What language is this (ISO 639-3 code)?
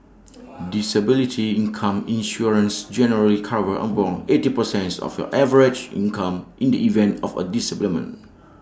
eng